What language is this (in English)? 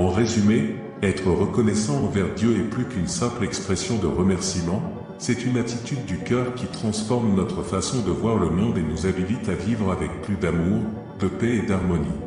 French